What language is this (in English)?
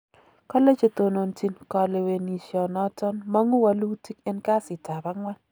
Kalenjin